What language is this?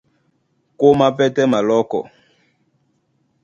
Duala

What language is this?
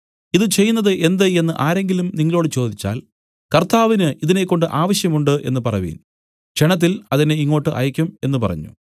Malayalam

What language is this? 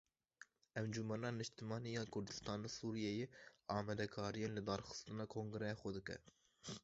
Kurdish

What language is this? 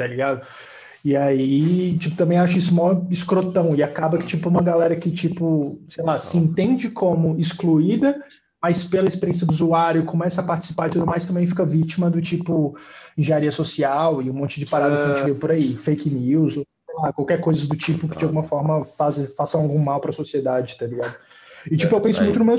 Portuguese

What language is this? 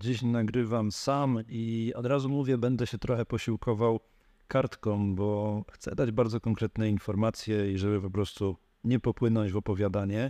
Polish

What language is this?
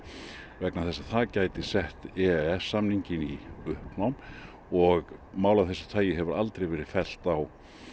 Icelandic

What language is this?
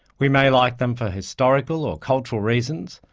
English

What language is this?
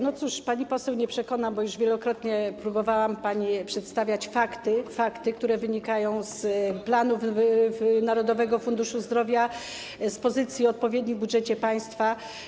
Polish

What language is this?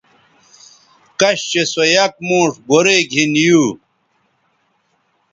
Bateri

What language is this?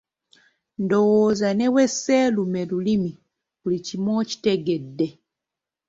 Ganda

